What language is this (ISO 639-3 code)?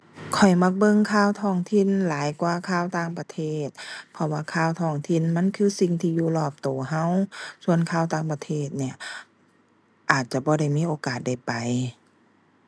tha